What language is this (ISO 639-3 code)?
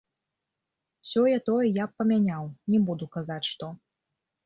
bel